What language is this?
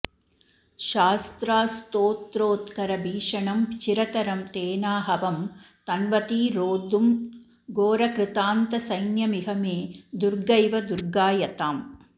Sanskrit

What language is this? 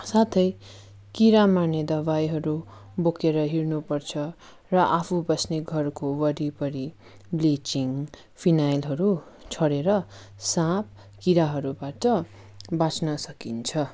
Nepali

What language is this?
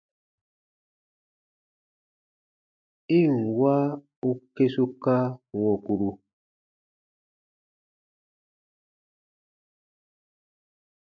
Baatonum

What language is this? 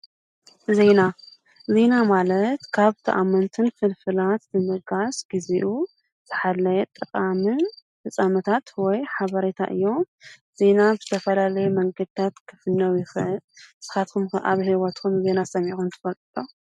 Tigrinya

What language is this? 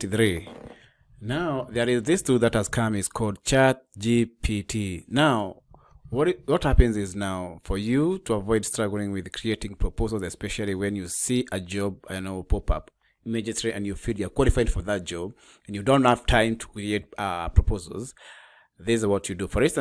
English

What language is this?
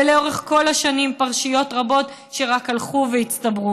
Hebrew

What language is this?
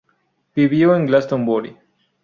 Spanish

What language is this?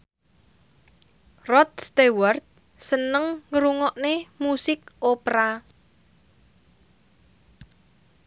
Javanese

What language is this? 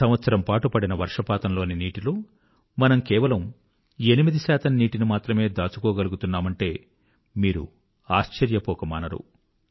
Telugu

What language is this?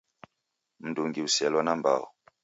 Taita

